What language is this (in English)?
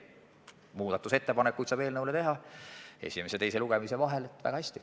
Estonian